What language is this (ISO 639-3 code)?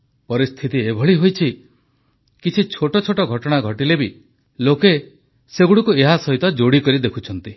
ori